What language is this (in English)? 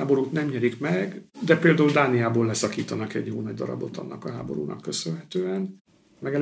Hungarian